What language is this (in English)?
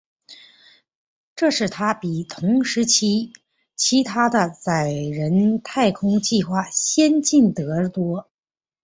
Chinese